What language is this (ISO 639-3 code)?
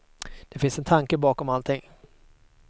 swe